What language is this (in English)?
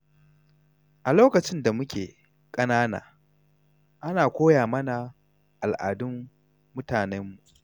Hausa